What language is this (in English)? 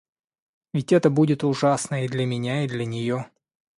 Russian